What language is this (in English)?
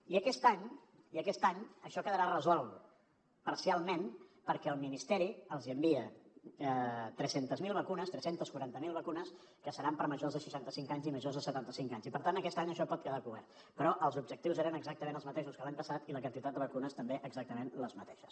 Catalan